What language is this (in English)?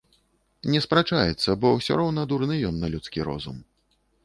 Belarusian